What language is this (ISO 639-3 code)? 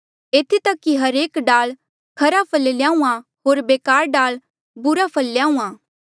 mjl